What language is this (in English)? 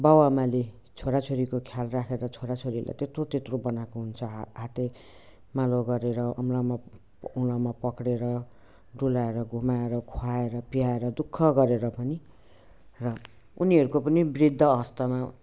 Nepali